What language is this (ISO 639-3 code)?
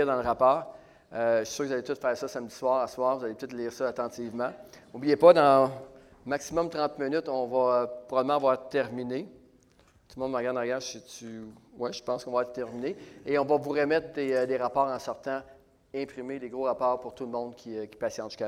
fra